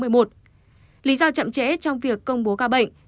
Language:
Vietnamese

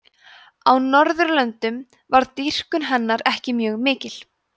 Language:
Icelandic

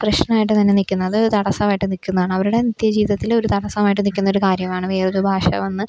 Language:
Malayalam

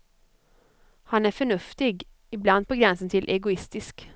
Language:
Swedish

